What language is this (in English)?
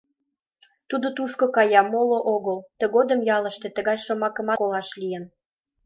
Mari